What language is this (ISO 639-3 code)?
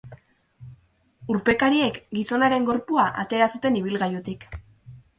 eus